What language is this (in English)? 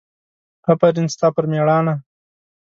Pashto